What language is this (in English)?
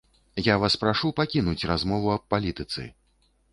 Belarusian